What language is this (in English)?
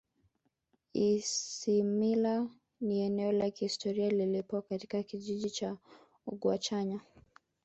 Swahili